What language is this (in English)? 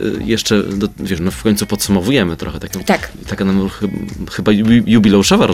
Polish